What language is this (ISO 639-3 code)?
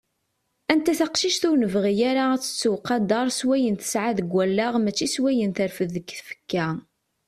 kab